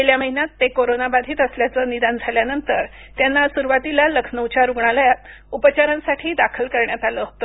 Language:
Marathi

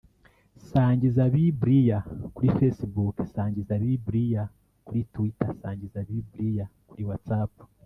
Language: Kinyarwanda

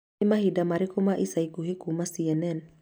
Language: Kikuyu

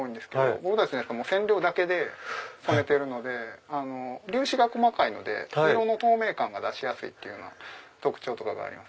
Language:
Japanese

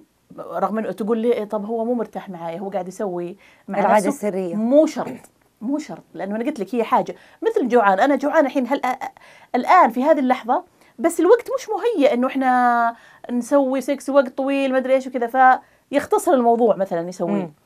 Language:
Arabic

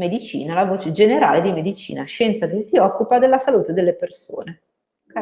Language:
Italian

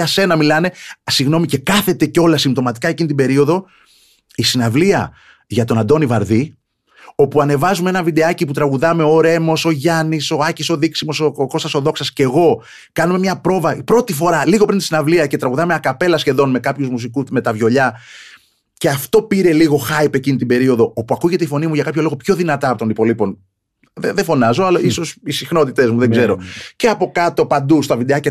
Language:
Greek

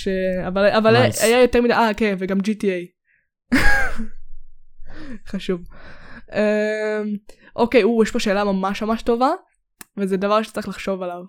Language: Hebrew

